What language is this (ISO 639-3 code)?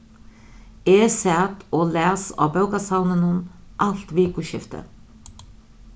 fao